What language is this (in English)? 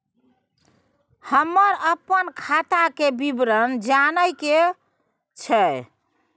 Maithili